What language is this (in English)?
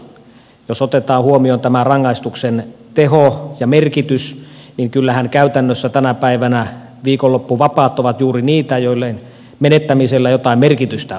Finnish